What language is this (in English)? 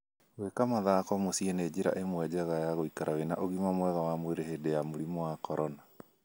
Kikuyu